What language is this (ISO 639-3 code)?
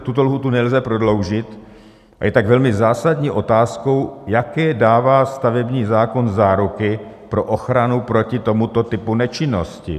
ces